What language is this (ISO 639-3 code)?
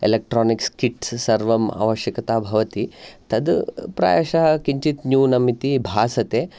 san